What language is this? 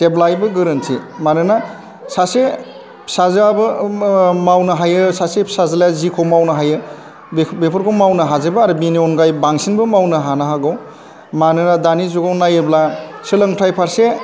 Bodo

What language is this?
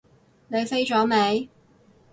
Cantonese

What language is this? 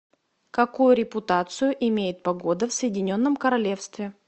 Russian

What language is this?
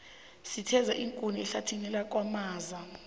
South Ndebele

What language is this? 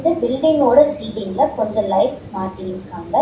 Tamil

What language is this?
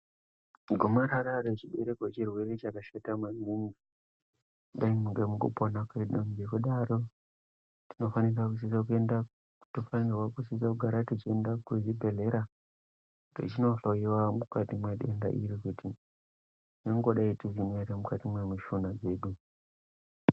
Ndau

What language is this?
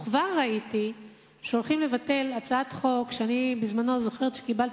Hebrew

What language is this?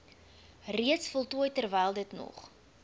Afrikaans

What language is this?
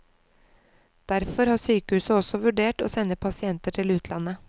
Norwegian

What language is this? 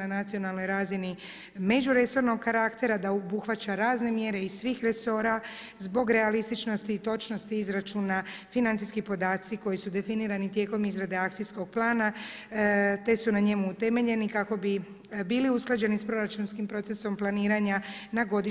Croatian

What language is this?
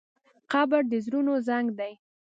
Pashto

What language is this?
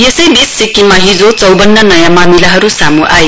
Nepali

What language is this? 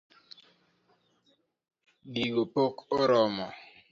Luo (Kenya and Tanzania)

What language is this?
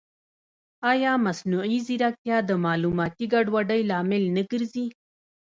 Pashto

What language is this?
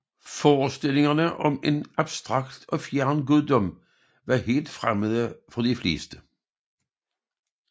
Danish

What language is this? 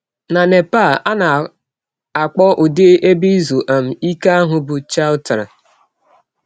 Igbo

